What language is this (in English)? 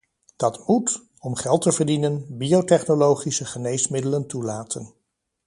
Dutch